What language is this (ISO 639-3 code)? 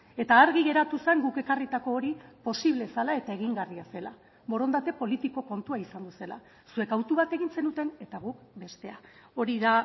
eus